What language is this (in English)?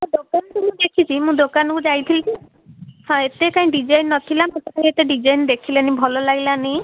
Odia